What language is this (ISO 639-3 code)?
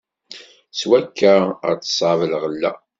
kab